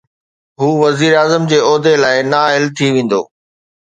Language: Sindhi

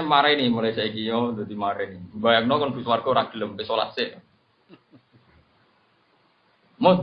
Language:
Indonesian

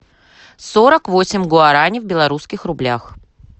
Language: Russian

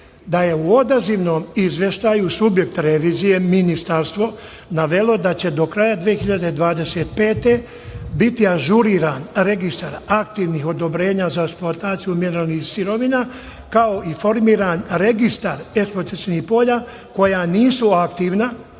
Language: Serbian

